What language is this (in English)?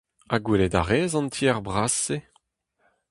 Breton